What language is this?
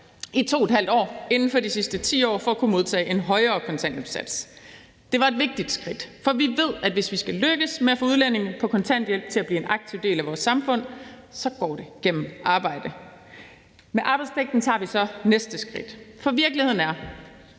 Danish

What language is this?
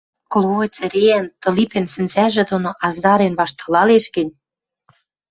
Western Mari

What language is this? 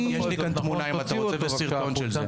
Hebrew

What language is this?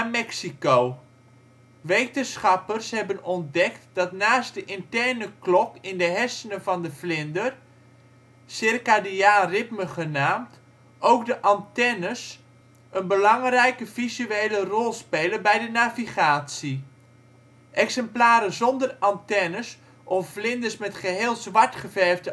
Dutch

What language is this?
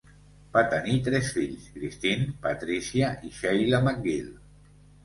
Catalan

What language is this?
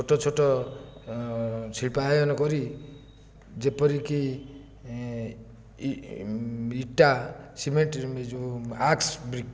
Odia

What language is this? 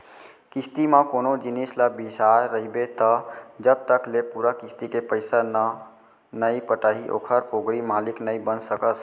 Chhattisgarhi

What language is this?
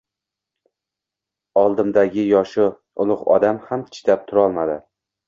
Uzbek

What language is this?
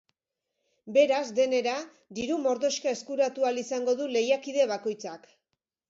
Basque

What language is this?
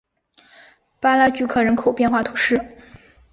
Chinese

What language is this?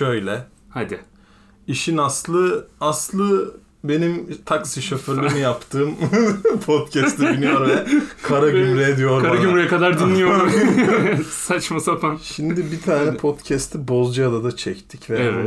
Turkish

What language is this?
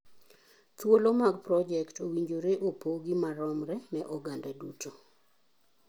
Luo (Kenya and Tanzania)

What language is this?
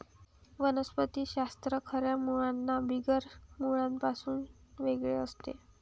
Marathi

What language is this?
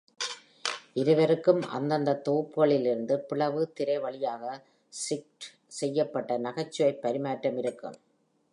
Tamil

